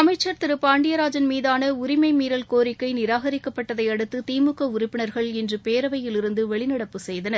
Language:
Tamil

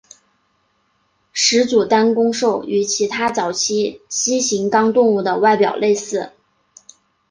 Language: Chinese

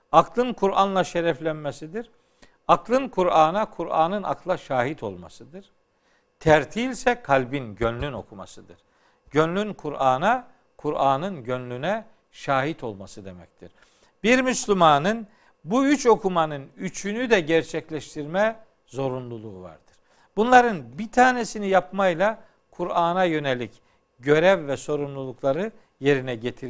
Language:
Turkish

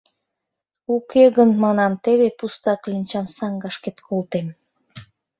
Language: Mari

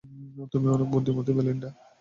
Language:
Bangla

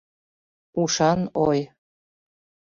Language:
Mari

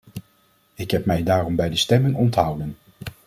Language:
Dutch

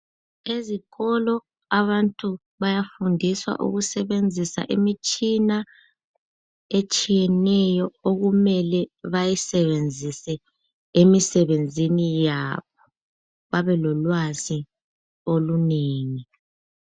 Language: North Ndebele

